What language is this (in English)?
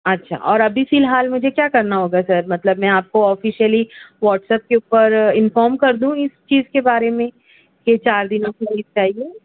Urdu